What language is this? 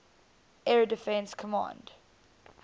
English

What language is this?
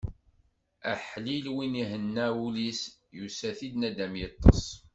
Kabyle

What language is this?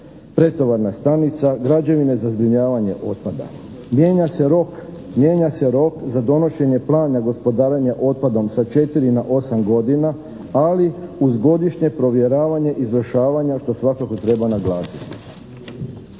Croatian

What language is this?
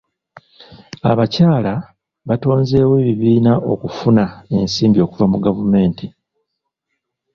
Ganda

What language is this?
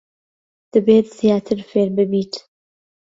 Central Kurdish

